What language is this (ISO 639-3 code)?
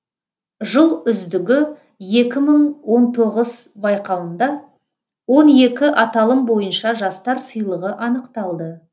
kaz